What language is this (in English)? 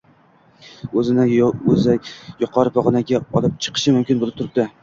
Uzbek